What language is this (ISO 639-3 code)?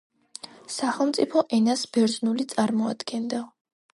kat